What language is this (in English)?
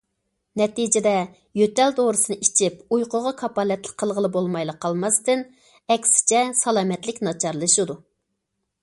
Uyghur